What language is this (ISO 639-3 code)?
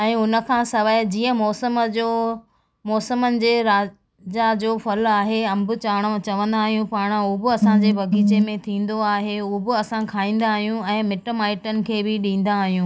snd